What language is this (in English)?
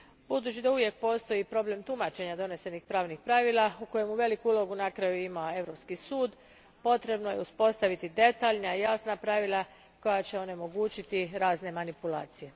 Croatian